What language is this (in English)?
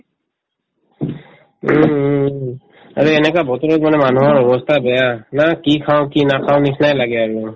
Assamese